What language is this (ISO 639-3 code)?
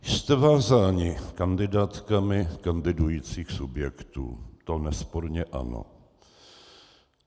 ces